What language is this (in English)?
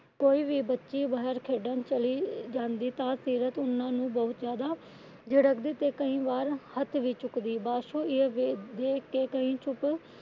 Punjabi